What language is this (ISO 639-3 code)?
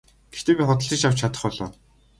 mon